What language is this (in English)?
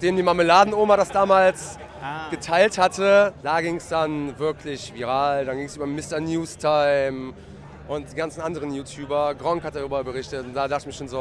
German